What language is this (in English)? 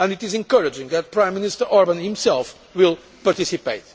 English